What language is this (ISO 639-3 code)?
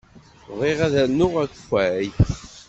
kab